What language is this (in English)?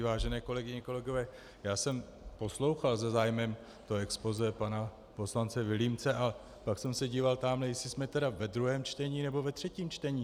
Czech